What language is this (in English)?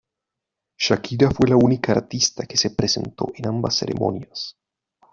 Spanish